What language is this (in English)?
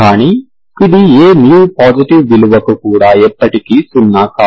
Telugu